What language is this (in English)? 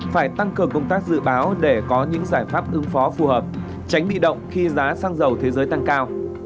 Vietnamese